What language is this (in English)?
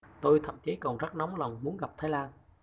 Vietnamese